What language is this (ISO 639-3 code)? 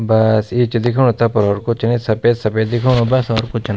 gbm